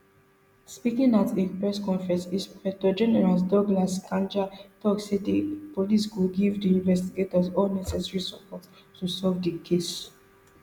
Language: Nigerian Pidgin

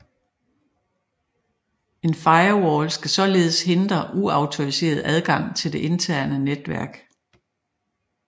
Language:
Danish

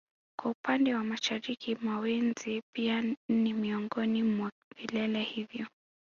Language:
Swahili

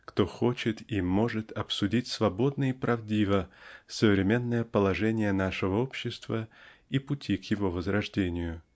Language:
Russian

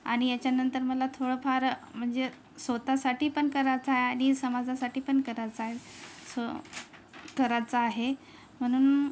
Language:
Marathi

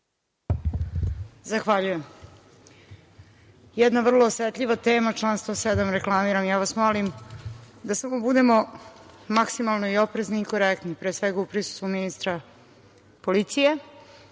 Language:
Serbian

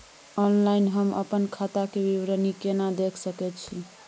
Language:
Maithili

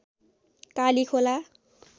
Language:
Nepali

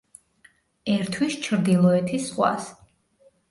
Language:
Georgian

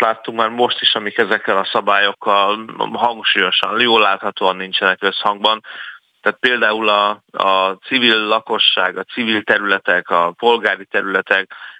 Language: Hungarian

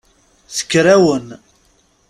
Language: Kabyle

